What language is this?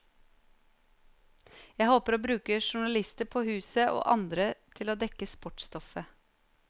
Norwegian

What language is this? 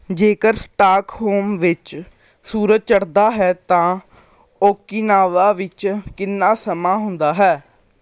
Punjabi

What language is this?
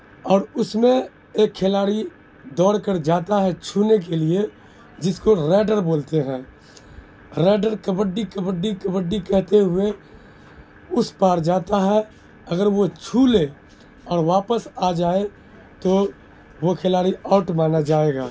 Urdu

